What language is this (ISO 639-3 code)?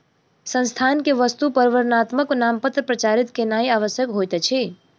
mai